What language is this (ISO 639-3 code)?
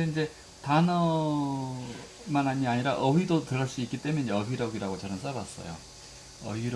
kor